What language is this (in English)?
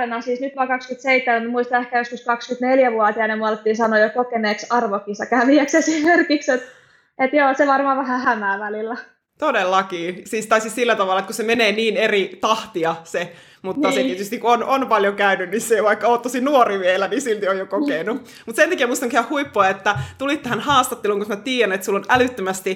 Finnish